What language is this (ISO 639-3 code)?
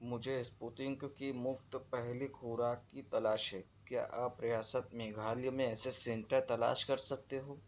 urd